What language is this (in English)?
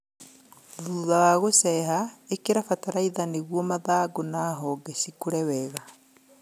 Kikuyu